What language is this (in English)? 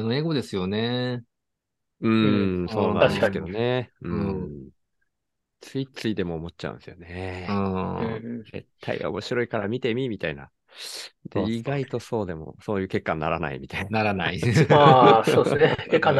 Japanese